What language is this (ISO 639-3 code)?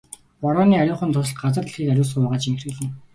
mon